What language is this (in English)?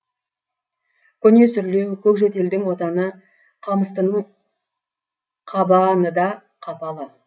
Kazakh